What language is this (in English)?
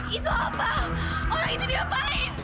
Indonesian